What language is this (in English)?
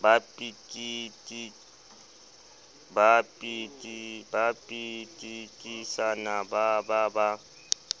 Southern Sotho